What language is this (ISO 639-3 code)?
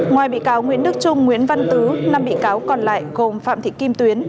vie